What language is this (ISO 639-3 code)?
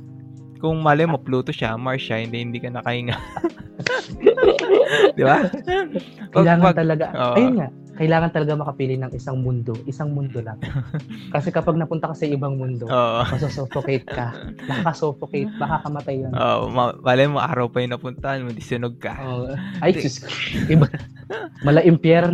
fil